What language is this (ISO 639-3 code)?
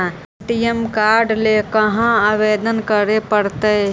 mag